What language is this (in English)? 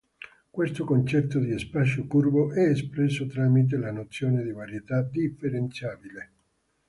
Italian